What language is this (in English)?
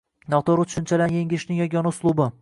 Uzbek